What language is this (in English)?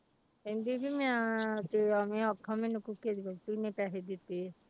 Punjabi